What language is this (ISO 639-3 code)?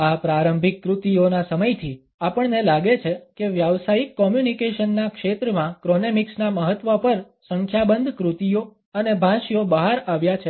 guj